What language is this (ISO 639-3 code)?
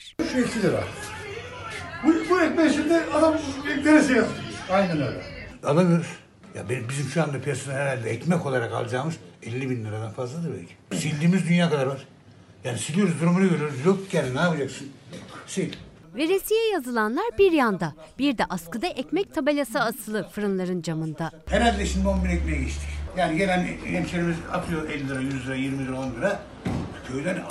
tur